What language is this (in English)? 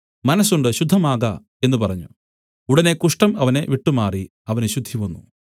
Malayalam